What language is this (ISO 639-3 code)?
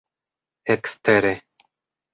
epo